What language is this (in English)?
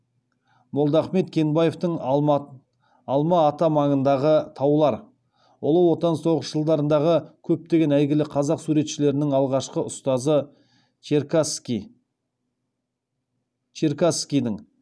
Kazakh